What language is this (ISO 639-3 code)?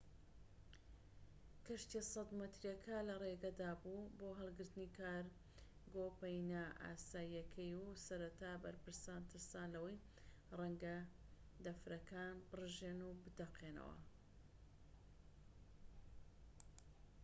ckb